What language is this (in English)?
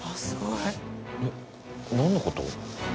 Japanese